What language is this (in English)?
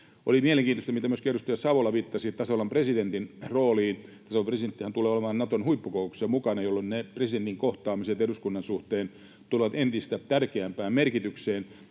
Finnish